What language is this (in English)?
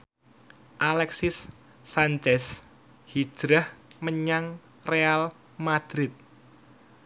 Javanese